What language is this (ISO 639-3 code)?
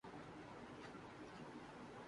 urd